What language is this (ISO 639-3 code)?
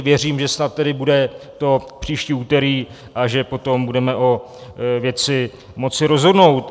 ces